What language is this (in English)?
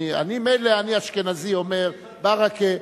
Hebrew